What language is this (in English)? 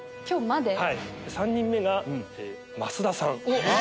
Japanese